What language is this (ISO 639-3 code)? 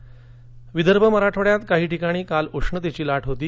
mar